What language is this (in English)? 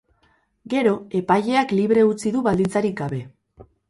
Basque